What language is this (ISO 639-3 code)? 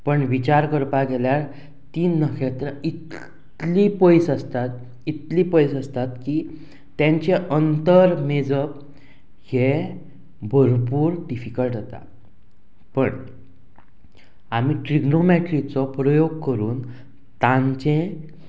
kok